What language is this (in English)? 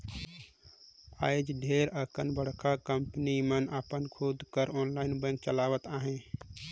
Chhattisgarhi